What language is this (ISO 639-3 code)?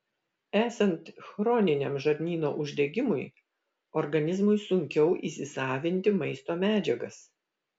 lit